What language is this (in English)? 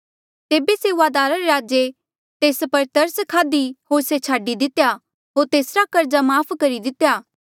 Mandeali